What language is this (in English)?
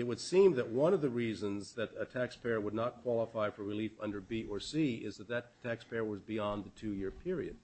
English